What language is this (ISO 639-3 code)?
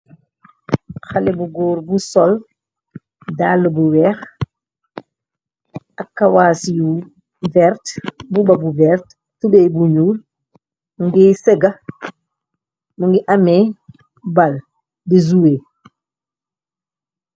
wol